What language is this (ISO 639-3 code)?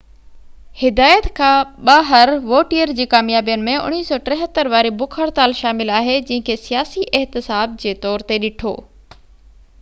snd